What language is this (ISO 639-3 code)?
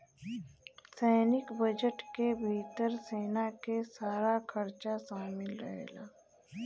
bho